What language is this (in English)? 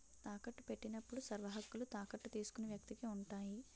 Telugu